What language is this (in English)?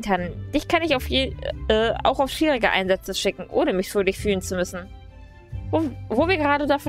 German